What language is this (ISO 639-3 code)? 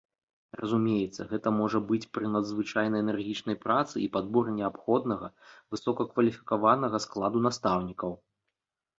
bel